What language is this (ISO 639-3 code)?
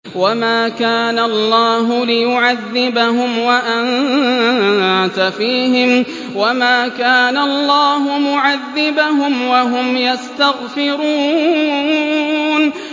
ara